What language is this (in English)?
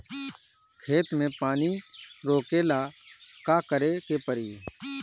Bhojpuri